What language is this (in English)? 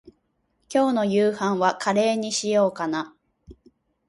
Japanese